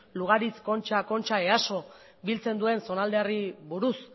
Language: Basque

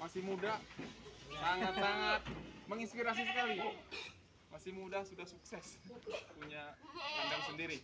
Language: Indonesian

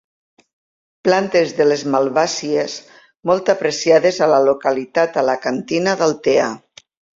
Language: Catalan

